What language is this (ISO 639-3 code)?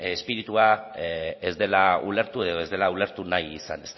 eus